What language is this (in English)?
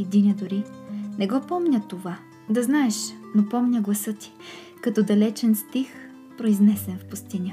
Bulgarian